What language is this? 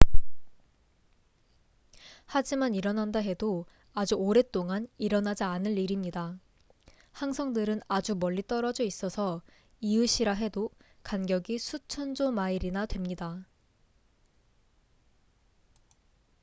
Korean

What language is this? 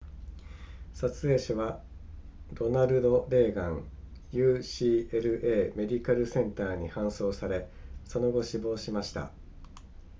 Japanese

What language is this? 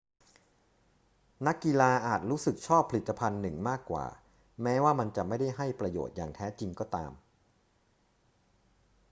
Thai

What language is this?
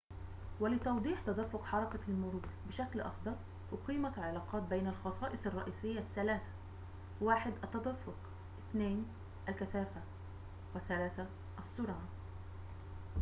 Arabic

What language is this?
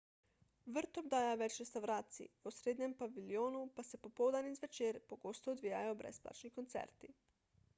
Slovenian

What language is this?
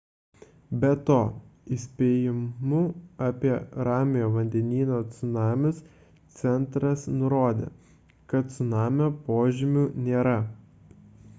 Lithuanian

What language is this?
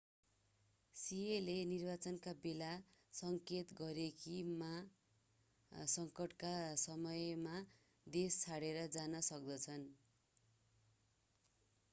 Nepali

